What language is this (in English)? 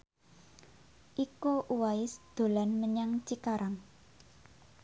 Javanese